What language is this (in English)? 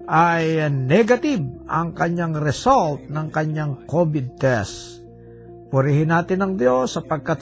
Filipino